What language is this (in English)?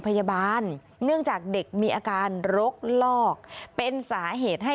Thai